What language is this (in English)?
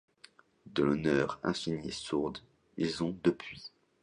French